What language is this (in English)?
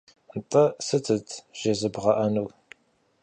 Kabardian